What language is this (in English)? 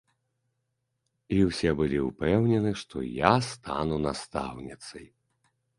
Belarusian